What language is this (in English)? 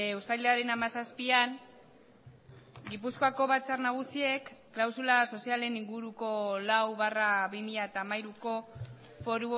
Basque